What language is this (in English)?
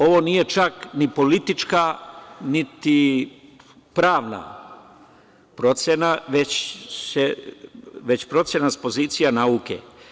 Serbian